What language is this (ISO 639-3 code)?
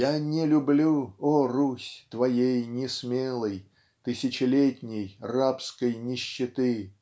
rus